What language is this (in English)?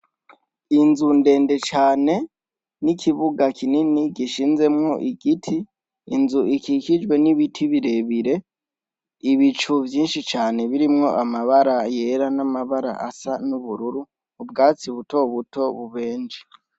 Rundi